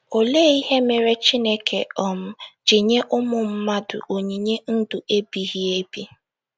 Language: Igbo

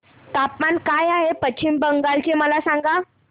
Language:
Marathi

